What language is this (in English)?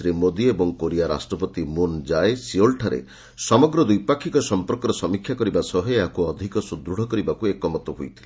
Odia